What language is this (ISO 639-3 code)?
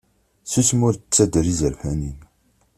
kab